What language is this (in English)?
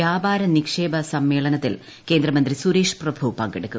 Malayalam